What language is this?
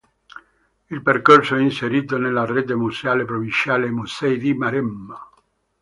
Italian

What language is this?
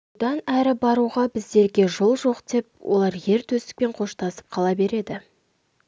Kazakh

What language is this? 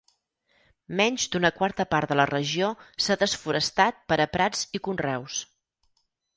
Catalan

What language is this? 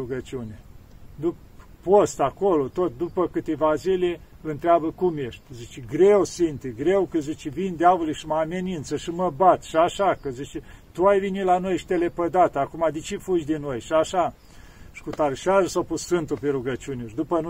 Romanian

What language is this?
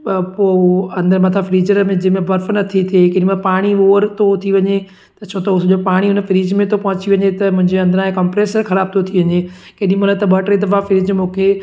Sindhi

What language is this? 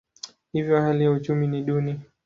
Swahili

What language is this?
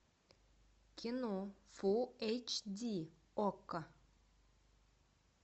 Russian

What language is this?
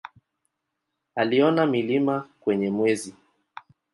Swahili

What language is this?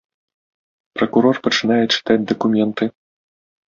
Belarusian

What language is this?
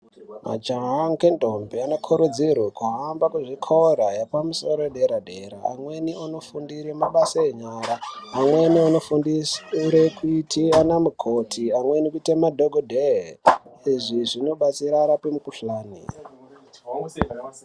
Ndau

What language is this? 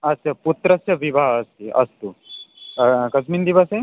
Sanskrit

